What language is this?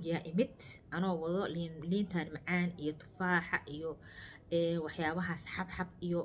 Arabic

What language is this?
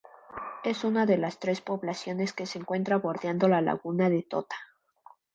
Spanish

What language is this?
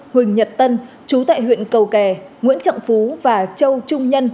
Vietnamese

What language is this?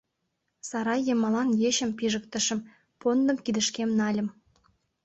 Mari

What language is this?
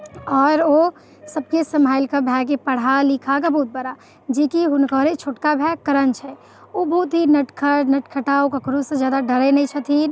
Maithili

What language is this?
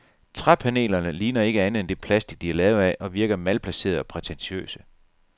Danish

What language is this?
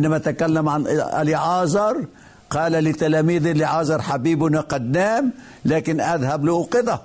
Arabic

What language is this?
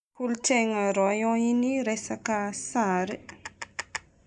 Northern Betsimisaraka Malagasy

